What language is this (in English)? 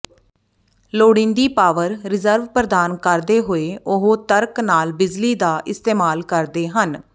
Punjabi